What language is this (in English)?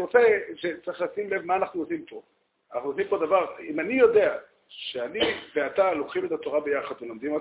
Hebrew